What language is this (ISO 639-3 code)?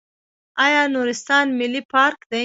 pus